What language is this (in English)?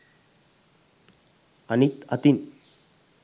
Sinhala